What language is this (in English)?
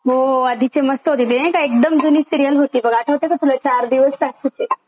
Marathi